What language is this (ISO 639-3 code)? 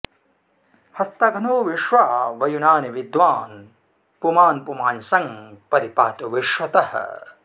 san